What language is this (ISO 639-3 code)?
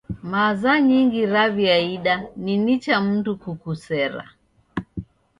dav